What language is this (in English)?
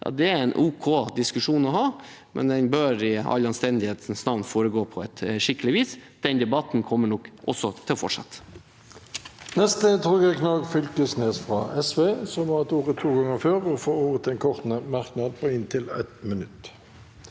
Norwegian